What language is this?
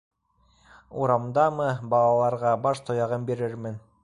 Bashkir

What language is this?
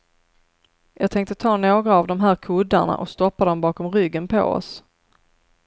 Swedish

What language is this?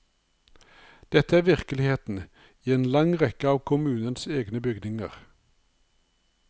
Norwegian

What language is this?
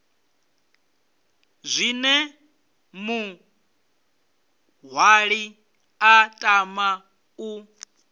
Venda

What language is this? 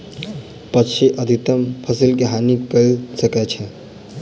Maithili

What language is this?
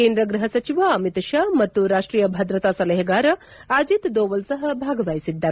Kannada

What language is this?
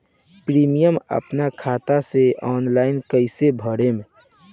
Bhojpuri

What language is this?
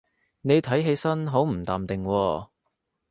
Cantonese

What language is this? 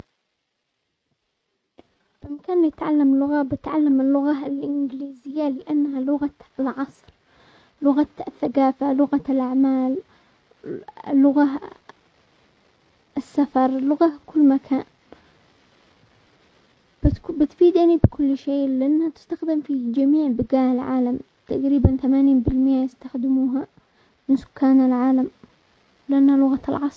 Omani Arabic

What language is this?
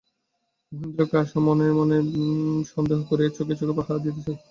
Bangla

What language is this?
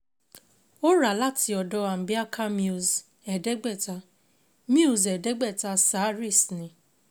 Yoruba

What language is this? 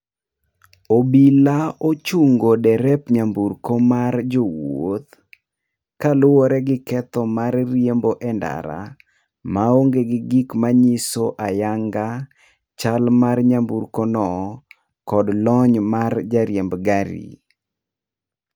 Luo (Kenya and Tanzania)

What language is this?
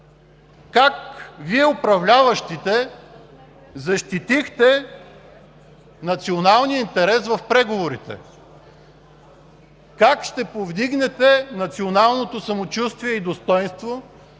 Bulgarian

